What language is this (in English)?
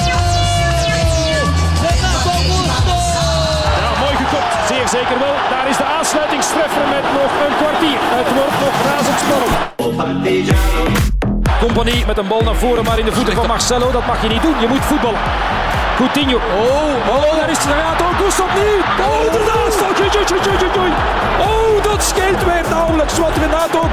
Dutch